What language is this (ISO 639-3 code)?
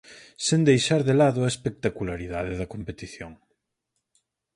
glg